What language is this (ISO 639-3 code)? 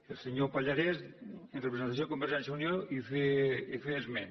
cat